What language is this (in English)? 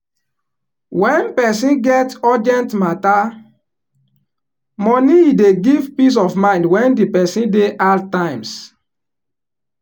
Nigerian Pidgin